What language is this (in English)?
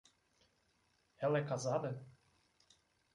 Portuguese